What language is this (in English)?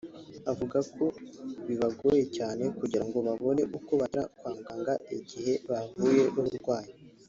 Kinyarwanda